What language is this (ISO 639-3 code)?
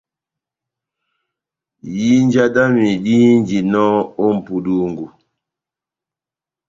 bnm